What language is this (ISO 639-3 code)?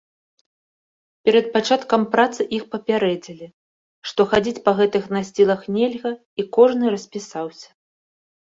bel